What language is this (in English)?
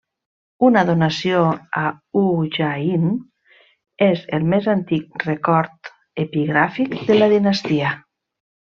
Catalan